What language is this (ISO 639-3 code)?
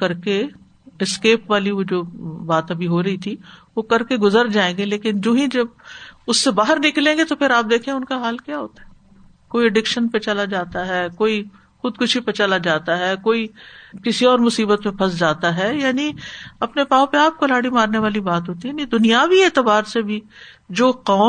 urd